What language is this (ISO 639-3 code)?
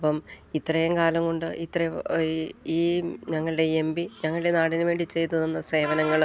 mal